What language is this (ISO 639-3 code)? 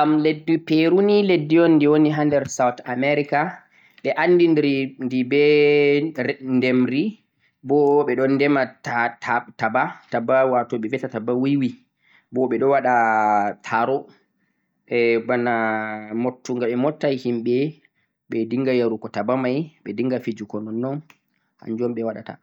fuq